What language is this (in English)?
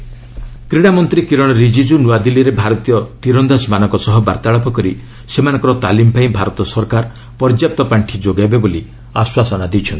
Odia